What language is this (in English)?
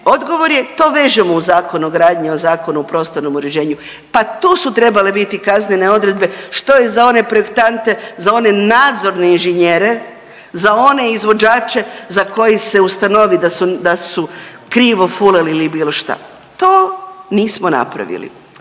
Croatian